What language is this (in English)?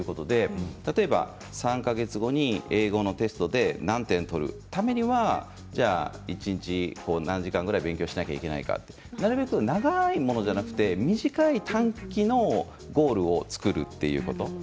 Japanese